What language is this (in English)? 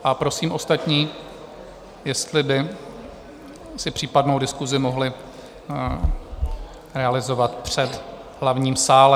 Czech